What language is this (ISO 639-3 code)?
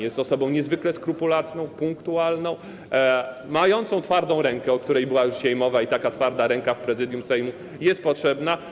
pol